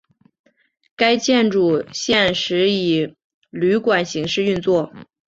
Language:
Chinese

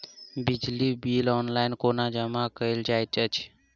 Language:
Maithili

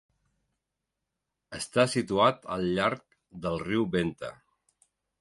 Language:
Catalan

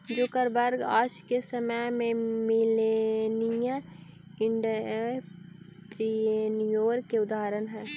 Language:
Magahi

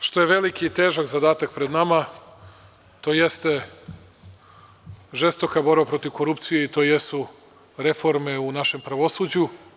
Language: Serbian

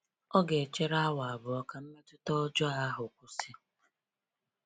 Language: Igbo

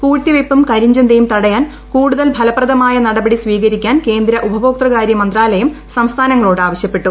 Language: Malayalam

